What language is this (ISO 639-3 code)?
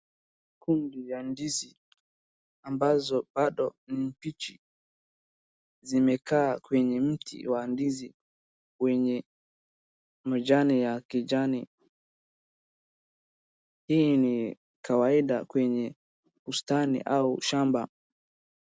swa